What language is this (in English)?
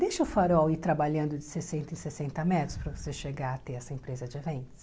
Portuguese